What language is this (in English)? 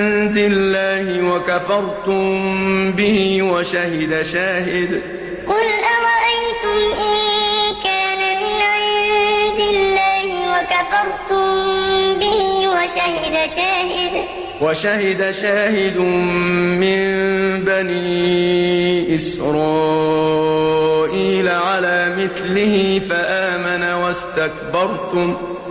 Arabic